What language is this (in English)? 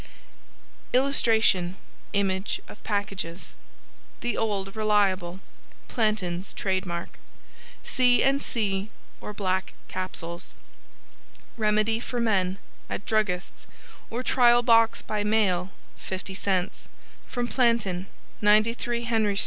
English